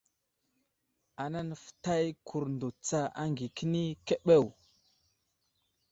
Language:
Wuzlam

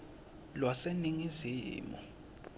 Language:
Swati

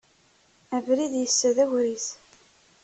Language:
Kabyle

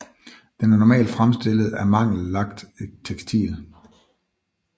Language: Danish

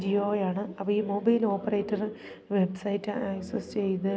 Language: Malayalam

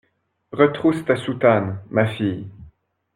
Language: French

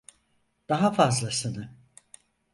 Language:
Turkish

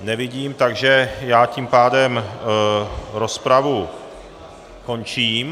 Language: Czech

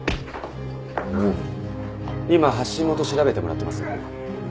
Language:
Japanese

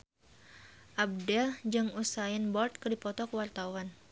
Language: Sundanese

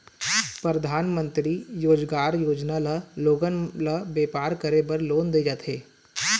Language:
Chhattisgarhi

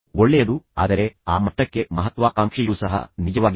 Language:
Kannada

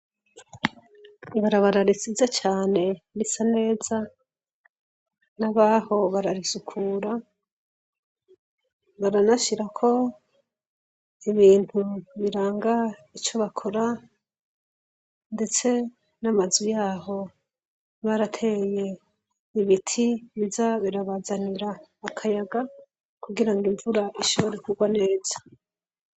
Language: Rundi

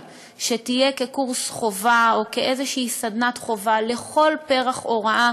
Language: Hebrew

